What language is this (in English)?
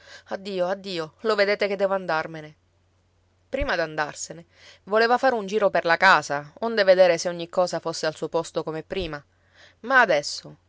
Italian